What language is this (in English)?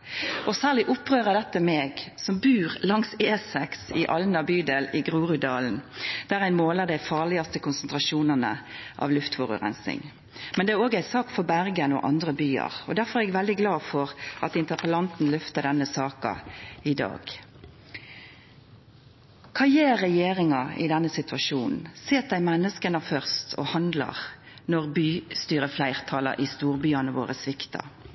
Norwegian Nynorsk